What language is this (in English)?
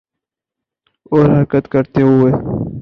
Urdu